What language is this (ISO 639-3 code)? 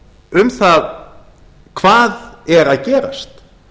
isl